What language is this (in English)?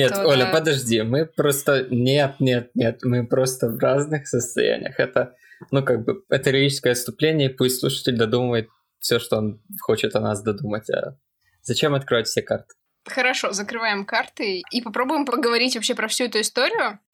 Russian